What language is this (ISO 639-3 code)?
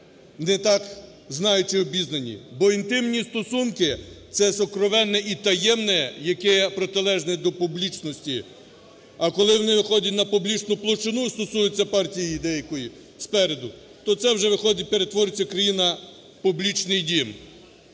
ukr